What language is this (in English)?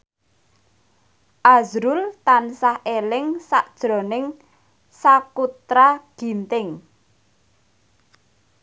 Javanese